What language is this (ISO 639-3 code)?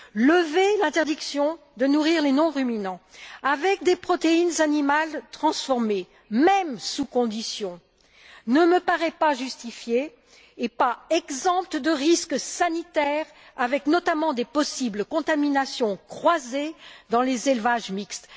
fra